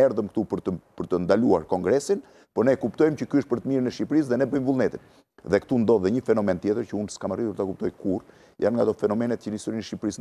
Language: Romanian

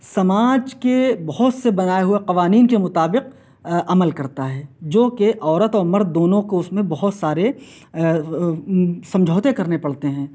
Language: Urdu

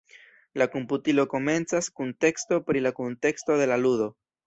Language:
Esperanto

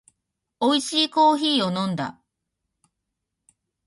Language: Japanese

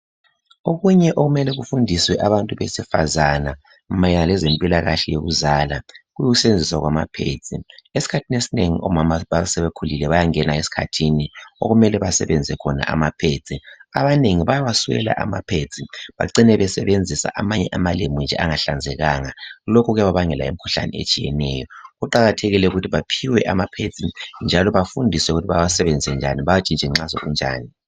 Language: North Ndebele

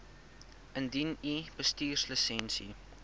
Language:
Afrikaans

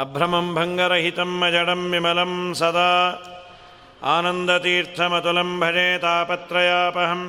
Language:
Kannada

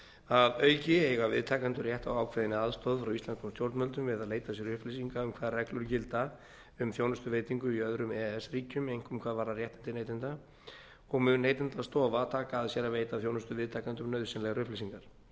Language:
Icelandic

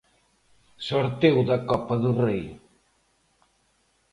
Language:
Galician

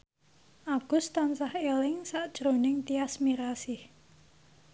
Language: Javanese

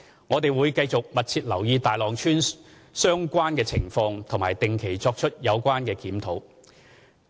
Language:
Cantonese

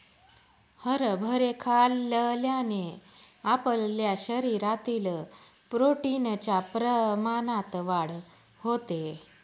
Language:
Marathi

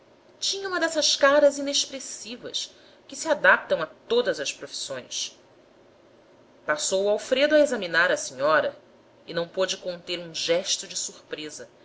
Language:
Portuguese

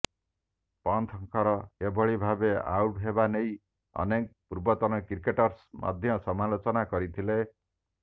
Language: Odia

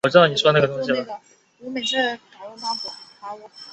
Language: Chinese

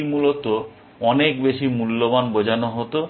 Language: Bangla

